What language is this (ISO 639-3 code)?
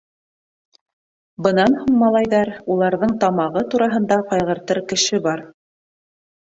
bak